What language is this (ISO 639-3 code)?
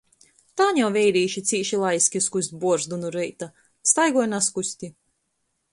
ltg